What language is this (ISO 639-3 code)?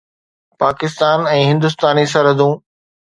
snd